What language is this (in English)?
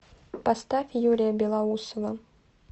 Russian